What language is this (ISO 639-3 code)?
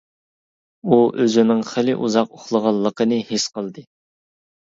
uig